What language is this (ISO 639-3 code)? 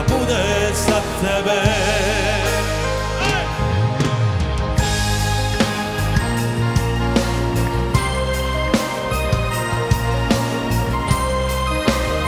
hrv